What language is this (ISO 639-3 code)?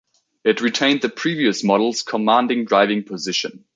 eng